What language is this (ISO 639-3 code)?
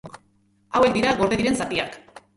eus